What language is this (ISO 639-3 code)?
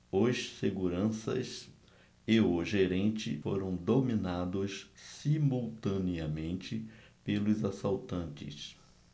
por